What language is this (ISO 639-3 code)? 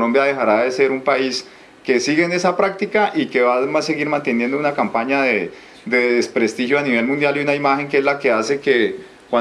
spa